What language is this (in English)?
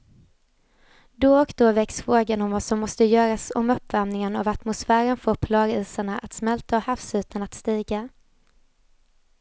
Swedish